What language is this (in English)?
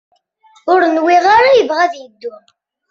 Kabyle